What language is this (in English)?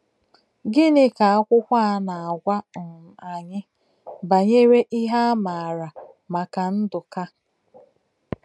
Igbo